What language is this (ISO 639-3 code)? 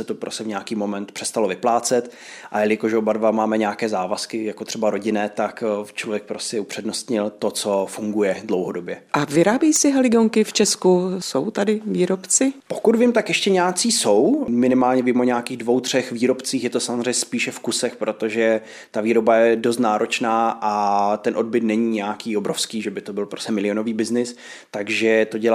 ces